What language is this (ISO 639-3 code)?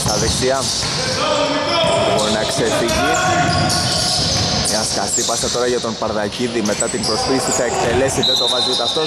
ell